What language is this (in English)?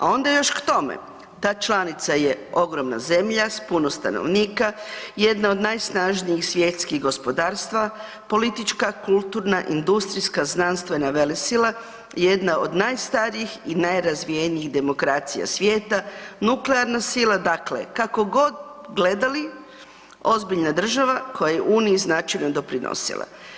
Croatian